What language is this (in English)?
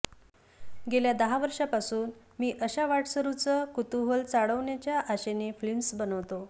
Marathi